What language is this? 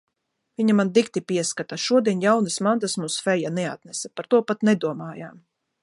Latvian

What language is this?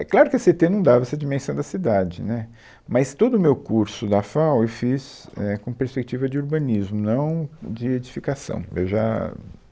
Portuguese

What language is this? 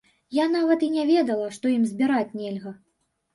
Belarusian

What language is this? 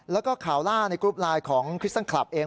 Thai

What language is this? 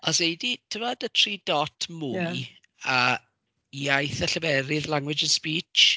Welsh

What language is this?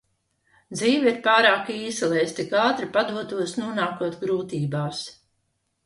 Latvian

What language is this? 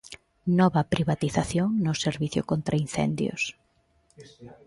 Galician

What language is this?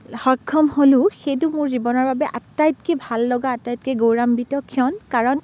Assamese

